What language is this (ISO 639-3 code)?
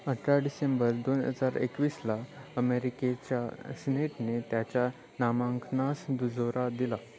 mar